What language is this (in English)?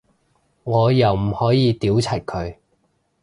Cantonese